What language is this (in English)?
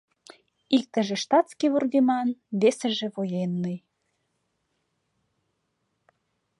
Mari